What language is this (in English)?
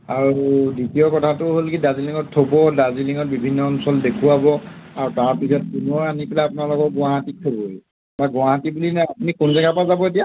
Assamese